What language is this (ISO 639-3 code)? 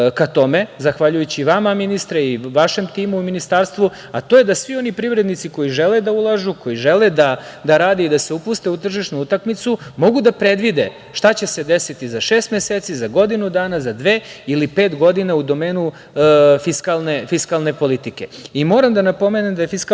srp